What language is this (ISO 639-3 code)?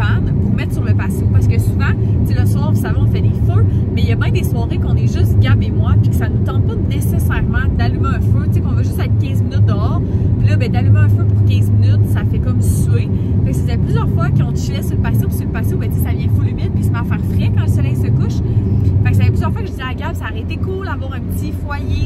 fra